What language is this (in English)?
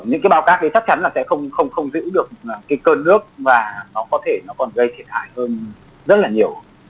Vietnamese